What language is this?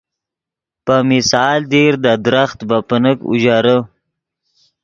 Yidgha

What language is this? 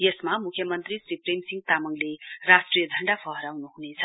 Nepali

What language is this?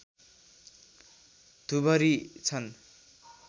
Nepali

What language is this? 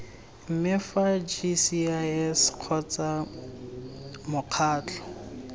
Tswana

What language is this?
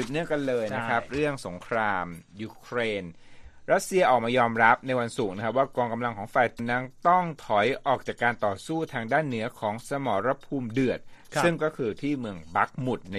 Thai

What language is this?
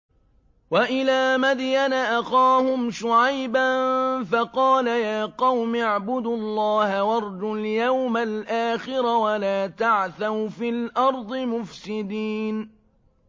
Arabic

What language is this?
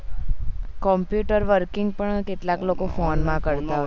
Gujarati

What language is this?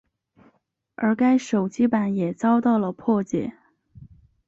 Chinese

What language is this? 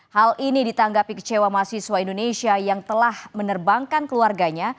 Indonesian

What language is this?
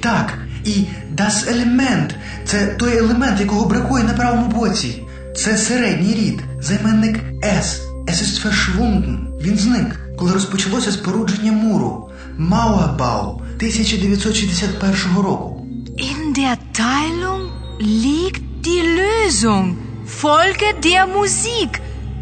Ukrainian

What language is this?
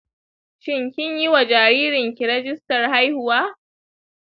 Hausa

